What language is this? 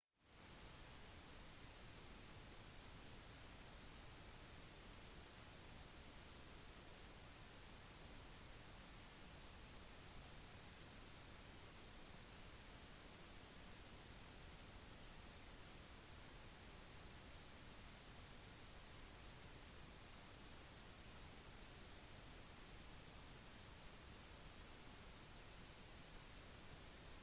Norwegian Bokmål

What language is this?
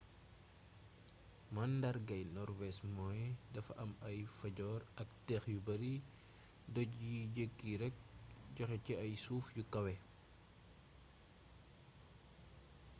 Wolof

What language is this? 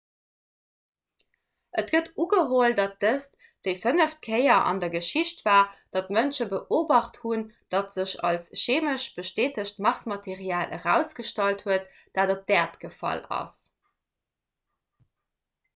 Luxembourgish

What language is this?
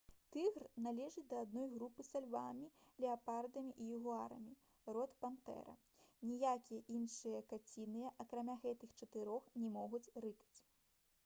Belarusian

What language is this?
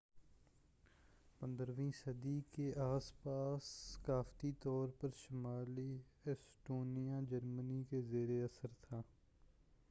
Urdu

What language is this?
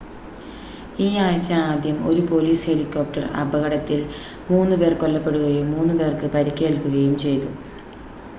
Malayalam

